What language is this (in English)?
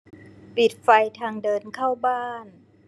Thai